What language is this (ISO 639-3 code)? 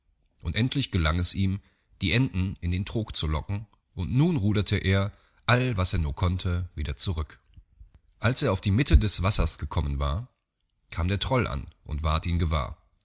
deu